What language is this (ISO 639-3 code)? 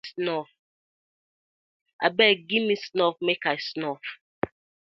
pcm